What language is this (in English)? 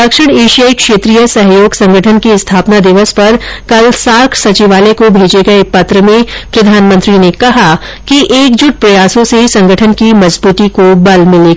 Hindi